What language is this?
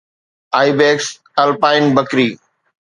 Sindhi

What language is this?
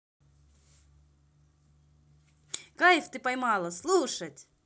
Russian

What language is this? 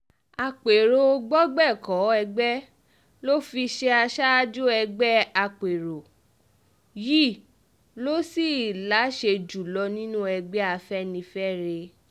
Yoruba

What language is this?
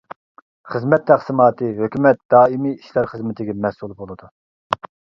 Uyghur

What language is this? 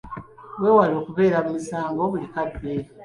Ganda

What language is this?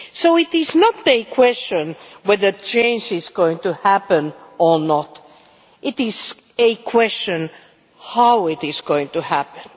English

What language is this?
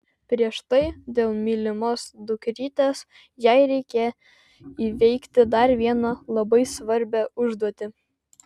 Lithuanian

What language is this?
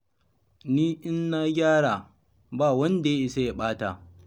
Hausa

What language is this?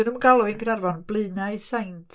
Welsh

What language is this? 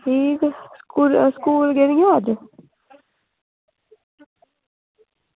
Dogri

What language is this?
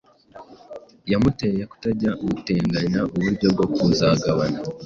Kinyarwanda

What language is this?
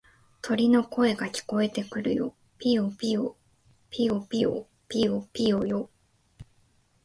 Japanese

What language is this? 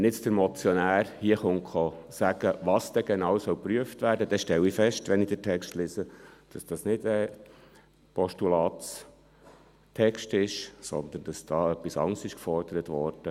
Swiss German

